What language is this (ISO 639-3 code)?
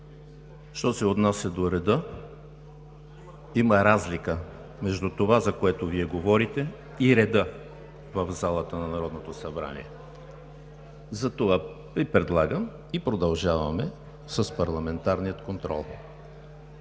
bul